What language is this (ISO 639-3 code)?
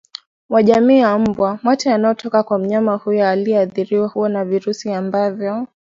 swa